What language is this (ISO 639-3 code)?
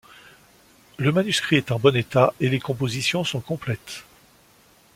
fra